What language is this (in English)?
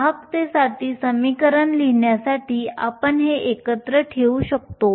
Marathi